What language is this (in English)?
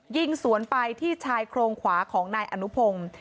Thai